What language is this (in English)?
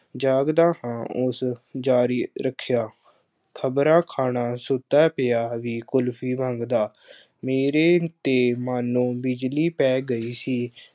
Punjabi